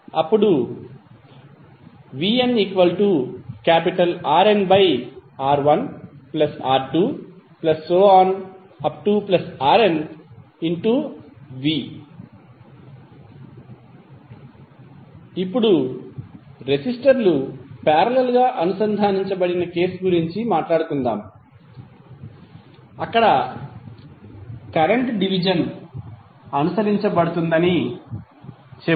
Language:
Telugu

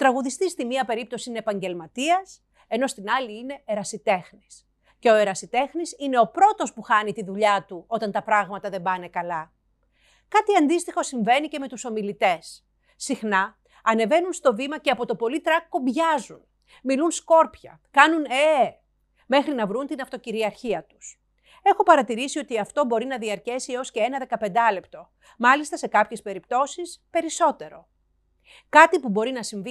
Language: Greek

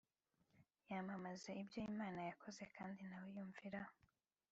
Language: Kinyarwanda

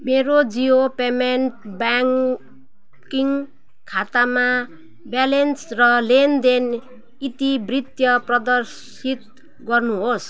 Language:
Nepali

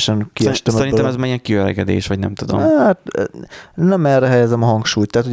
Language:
Hungarian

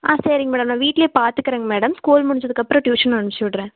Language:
Tamil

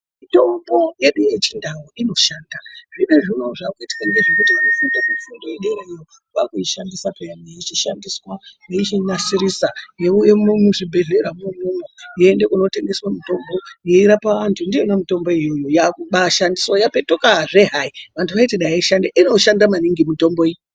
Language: Ndau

